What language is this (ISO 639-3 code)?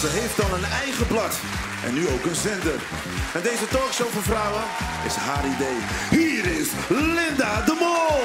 nld